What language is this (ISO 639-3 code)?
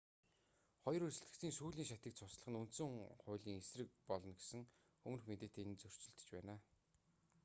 mon